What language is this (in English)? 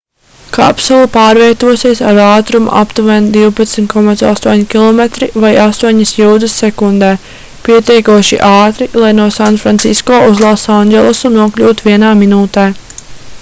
Latvian